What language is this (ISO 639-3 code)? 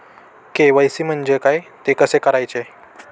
mar